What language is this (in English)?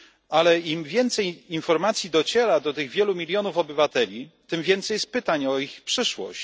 Polish